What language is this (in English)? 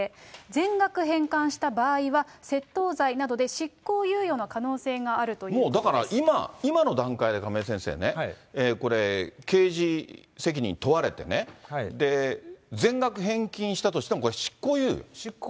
Japanese